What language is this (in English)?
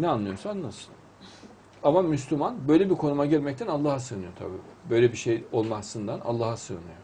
Turkish